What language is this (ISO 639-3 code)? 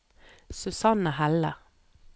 nor